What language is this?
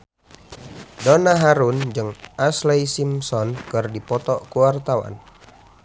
Sundanese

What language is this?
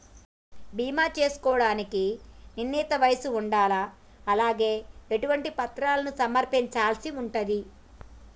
Telugu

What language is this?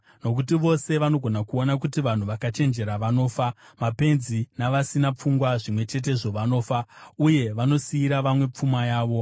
Shona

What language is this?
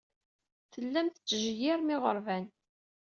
Kabyle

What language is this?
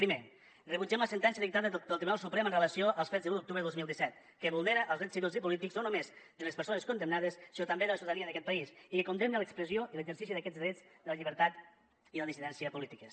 Catalan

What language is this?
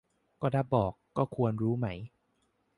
Thai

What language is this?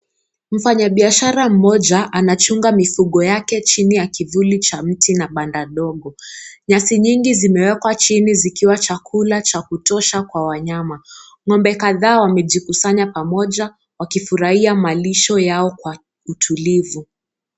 Swahili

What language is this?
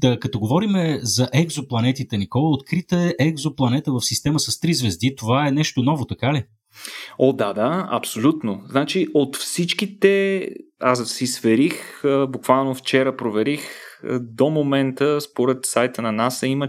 Bulgarian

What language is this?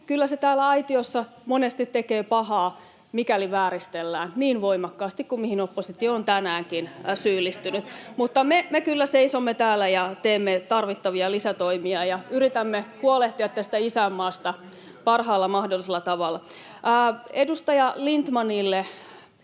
Finnish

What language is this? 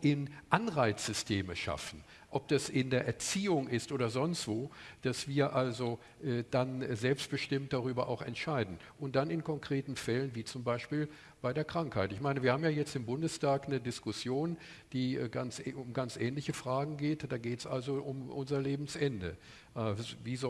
German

